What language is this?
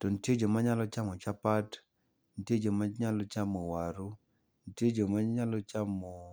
Luo (Kenya and Tanzania)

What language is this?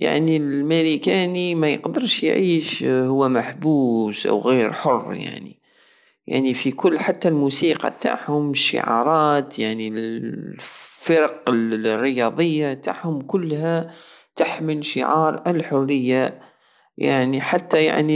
Algerian Saharan Arabic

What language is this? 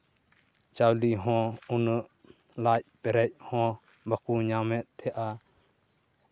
Santali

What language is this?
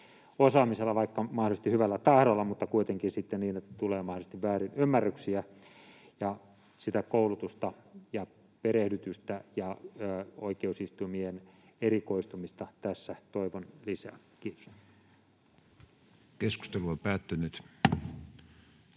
Finnish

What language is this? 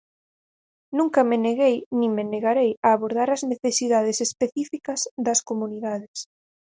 Galician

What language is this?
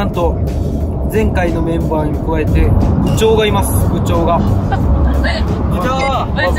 Japanese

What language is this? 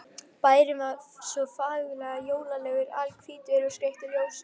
Icelandic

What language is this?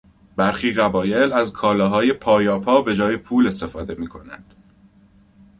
Persian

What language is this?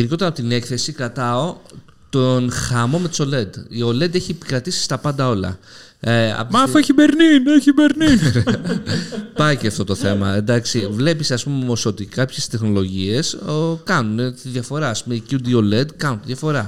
Greek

